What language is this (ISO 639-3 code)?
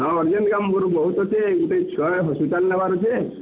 ori